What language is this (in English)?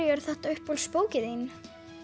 Icelandic